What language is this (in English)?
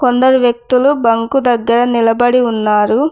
Telugu